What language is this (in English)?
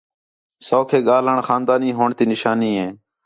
Khetrani